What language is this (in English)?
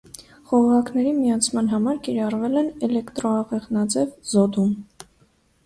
Armenian